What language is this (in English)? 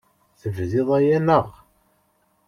Kabyle